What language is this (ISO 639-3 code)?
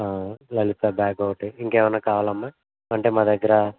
tel